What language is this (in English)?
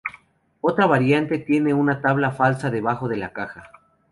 Spanish